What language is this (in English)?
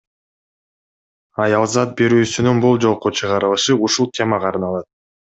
Kyrgyz